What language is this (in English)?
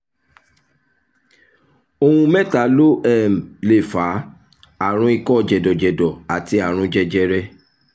Yoruba